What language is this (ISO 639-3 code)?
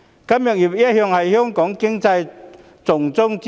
yue